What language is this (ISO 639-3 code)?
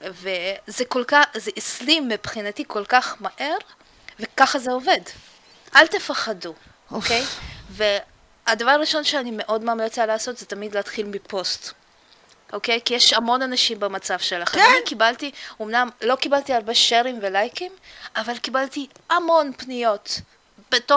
heb